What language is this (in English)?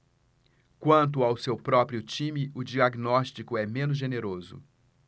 Portuguese